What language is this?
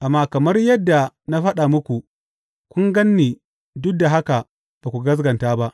Hausa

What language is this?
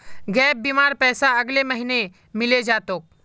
Magahi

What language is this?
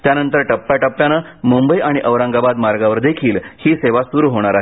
Marathi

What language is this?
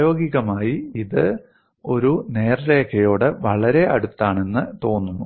Malayalam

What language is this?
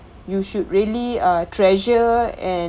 English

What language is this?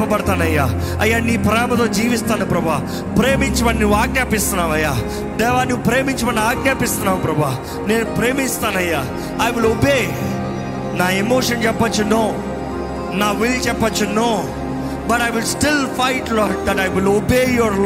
Telugu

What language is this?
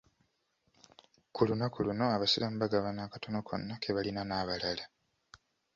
Ganda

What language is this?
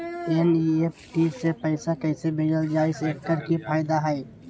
Magahi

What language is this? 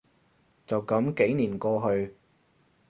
Cantonese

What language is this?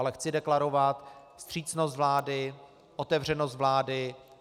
Czech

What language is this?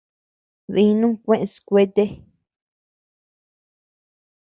Tepeuxila Cuicatec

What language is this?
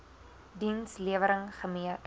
Afrikaans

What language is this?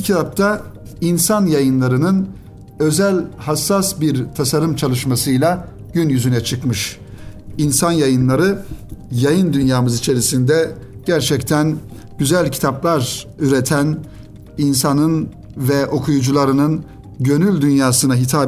Turkish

